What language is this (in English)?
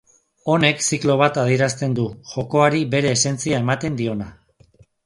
Basque